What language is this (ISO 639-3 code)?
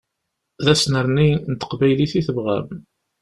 kab